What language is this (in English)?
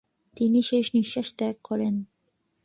Bangla